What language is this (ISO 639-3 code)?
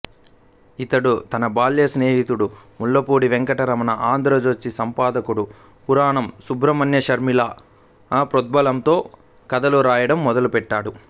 tel